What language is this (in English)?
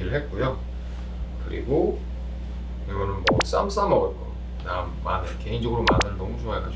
Korean